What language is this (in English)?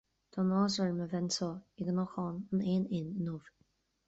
Irish